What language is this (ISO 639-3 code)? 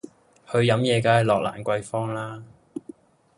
yue